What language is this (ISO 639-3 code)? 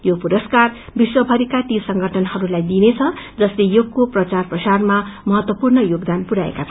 nep